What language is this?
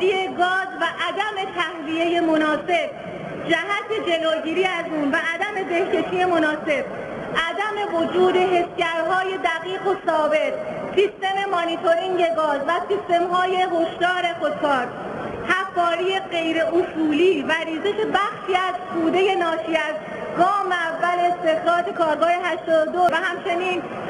Persian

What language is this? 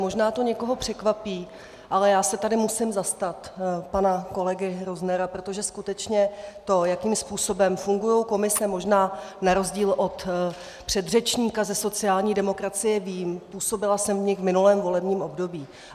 Czech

